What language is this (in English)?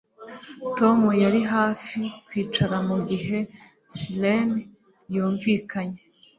Kinyarwanda